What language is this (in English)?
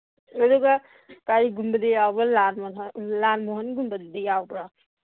Manipuri